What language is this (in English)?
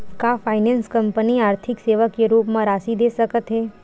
Chhattisgarhi